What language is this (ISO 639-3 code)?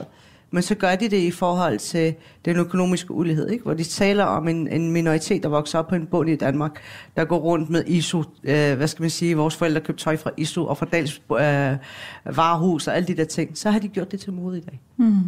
dan